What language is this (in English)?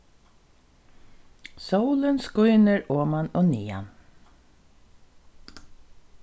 Faroese